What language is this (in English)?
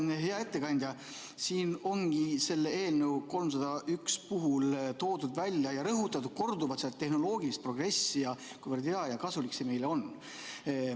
Estonian